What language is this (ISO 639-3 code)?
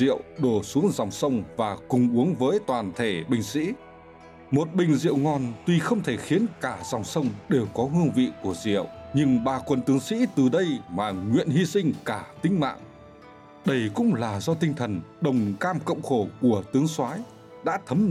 vie